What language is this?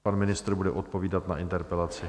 Czech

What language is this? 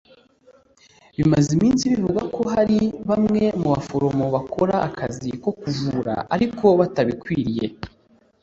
Kinyarwanda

